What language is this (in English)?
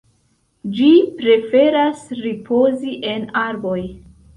Esperanto